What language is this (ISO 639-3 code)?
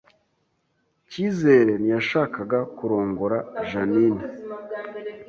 kin